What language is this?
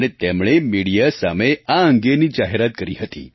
Gujarati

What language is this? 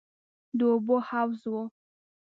Pashto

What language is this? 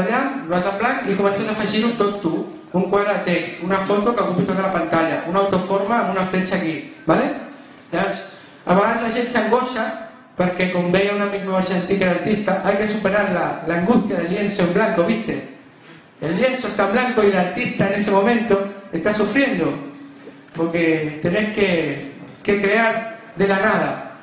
Catalan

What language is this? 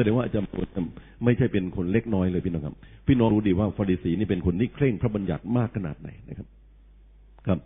Thai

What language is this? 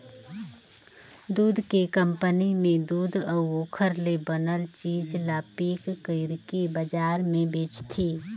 Chhattisgarhi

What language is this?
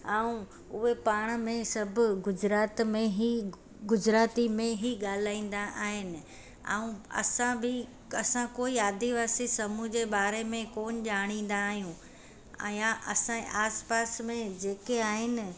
Sindhi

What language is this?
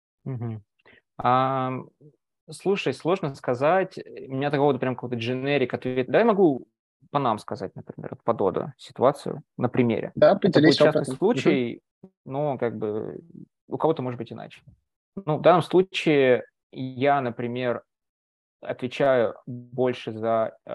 Russian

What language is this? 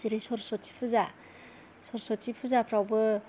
Bodo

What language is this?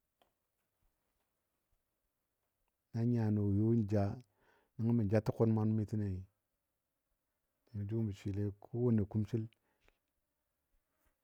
Dadiya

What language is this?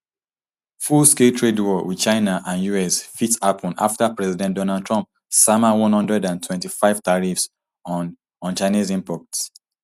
Nigerian Pidgin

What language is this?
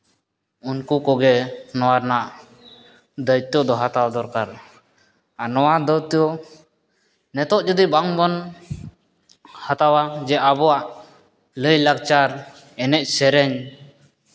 Santali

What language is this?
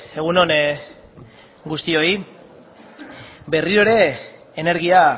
Basque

